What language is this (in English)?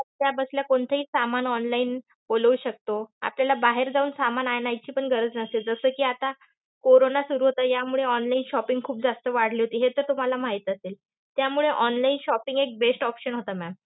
Marathi